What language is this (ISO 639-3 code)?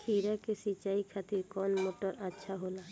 bho